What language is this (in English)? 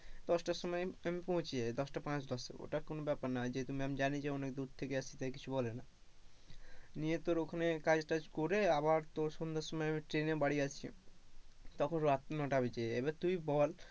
Bangla